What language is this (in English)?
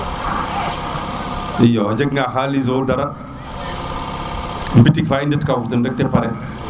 Serer